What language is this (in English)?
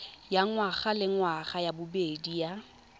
Tswana